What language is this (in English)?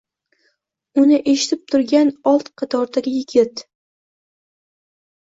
Uzbek